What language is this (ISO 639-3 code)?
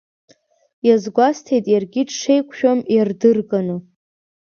abk